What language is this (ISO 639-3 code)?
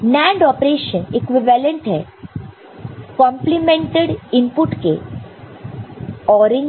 hin